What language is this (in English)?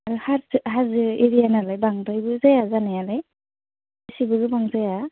Bodo